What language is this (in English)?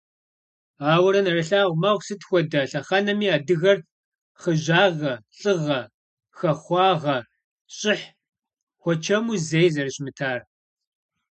Kabardian